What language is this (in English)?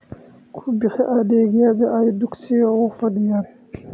Somali